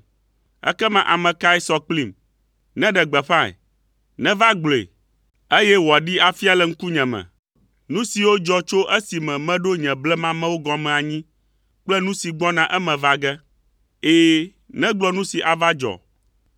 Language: Ewe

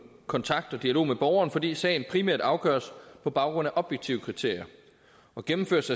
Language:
Danish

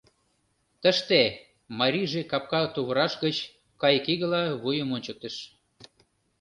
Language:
Mari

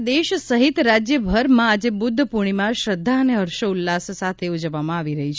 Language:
Gujarati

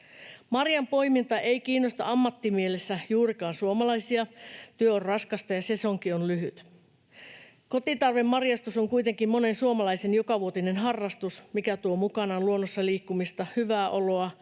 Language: Finnish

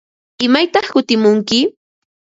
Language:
Ambo-Pasco Quechua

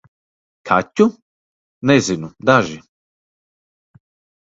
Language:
Latvian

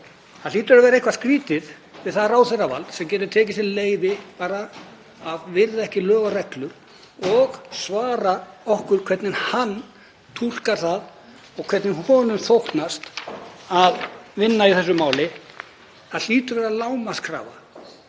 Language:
Icelandic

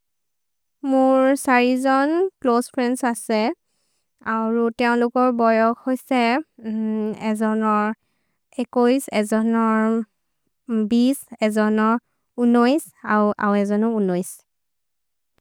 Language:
Maria (India)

